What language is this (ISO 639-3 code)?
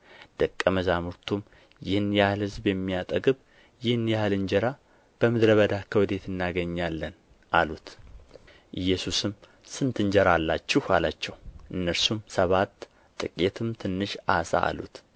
amh